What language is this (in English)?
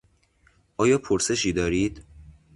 Persian